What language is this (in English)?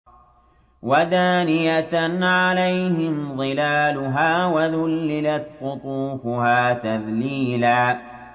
Arabic